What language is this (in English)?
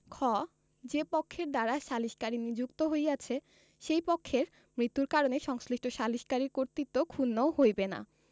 Bangla